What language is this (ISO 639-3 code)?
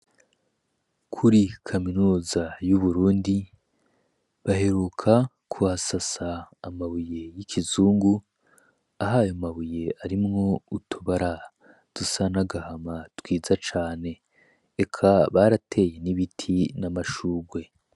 run